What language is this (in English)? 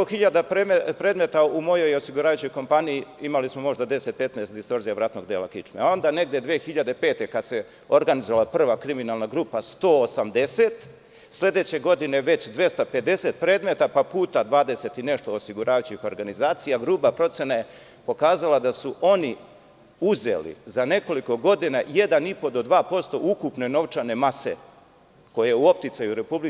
Serbian